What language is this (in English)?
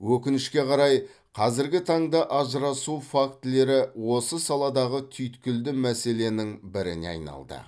Kazakh